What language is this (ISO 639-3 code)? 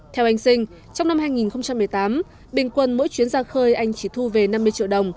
vie